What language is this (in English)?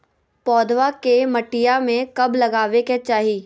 Magahi